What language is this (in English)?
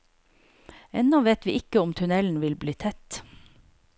Norwegian